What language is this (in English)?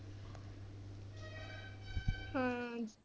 Punjabi